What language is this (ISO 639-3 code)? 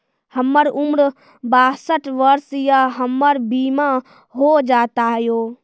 mai